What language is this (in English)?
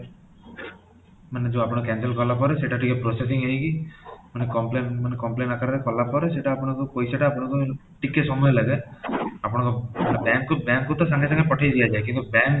Odia